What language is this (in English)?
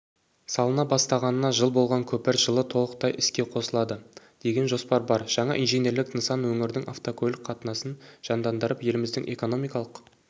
Kazakh